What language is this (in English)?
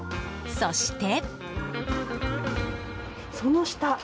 Japanese